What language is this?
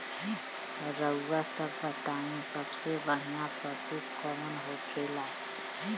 Bhojpuri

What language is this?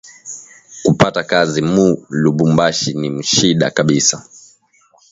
Swahili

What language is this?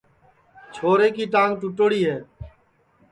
Sansi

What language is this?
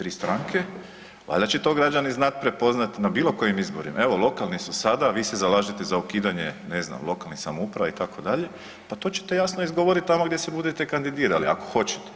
Croatian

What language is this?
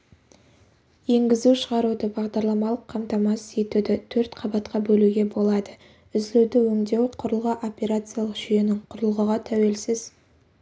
Kazakh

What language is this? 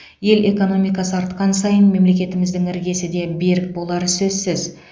Kazakh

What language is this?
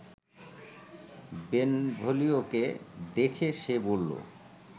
Bangla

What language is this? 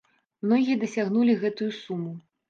Belarusian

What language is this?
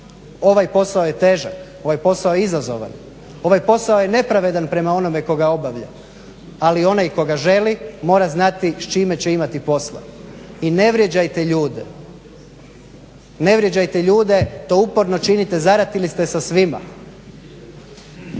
Croatian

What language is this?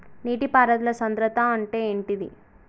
Telugu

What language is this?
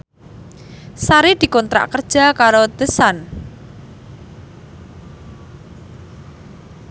Javanese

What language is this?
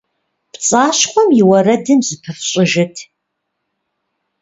Kabardian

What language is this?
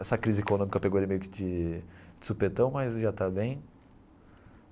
Portuguese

